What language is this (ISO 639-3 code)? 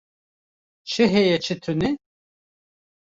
kur